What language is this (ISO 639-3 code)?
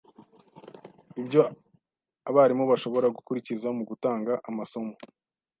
kin